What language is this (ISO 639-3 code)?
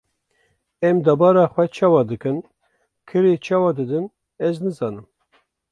kur